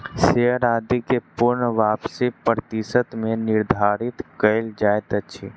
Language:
Maithili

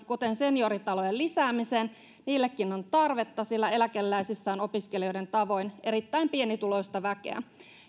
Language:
Finnish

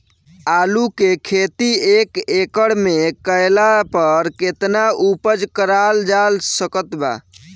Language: Bhojpuri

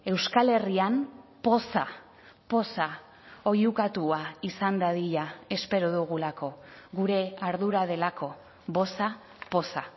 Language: Basque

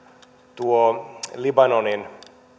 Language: Finnish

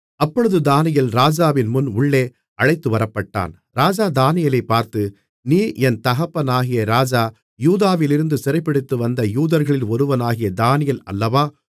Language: Tamil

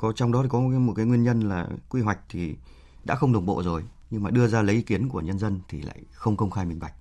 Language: Vietnamese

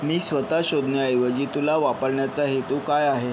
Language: Marathi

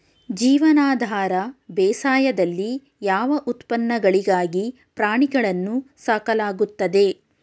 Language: Kannada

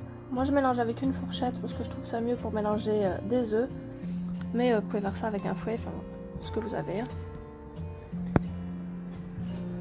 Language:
French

